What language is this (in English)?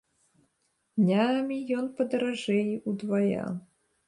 Belarusian